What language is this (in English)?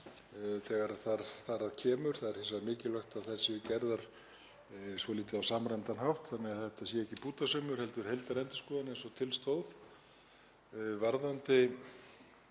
Icelandic